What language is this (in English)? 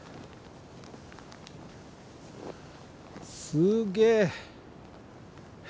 Japanese